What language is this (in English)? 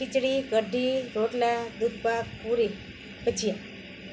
Gujarati